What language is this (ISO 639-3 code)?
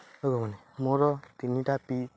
ori